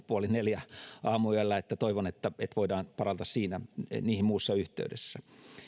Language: Finnish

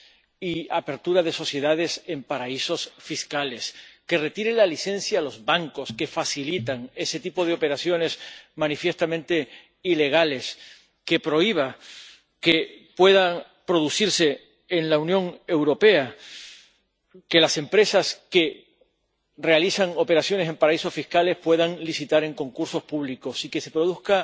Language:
Spanish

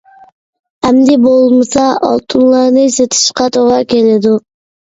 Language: Uyghur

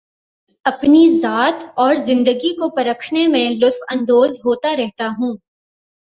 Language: Urdu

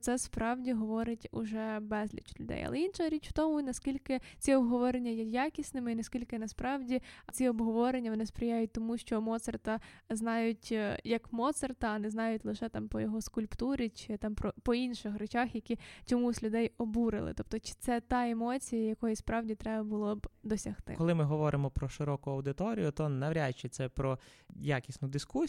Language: Ukrainian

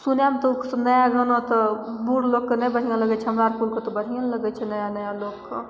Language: Maithili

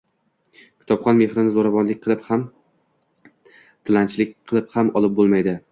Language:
Uzbek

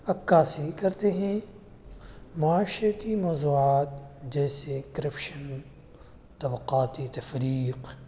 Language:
Urdu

